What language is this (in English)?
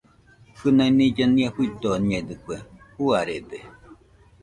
Nüpode Huitoto